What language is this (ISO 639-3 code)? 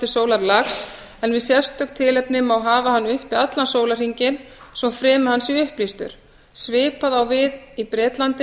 isl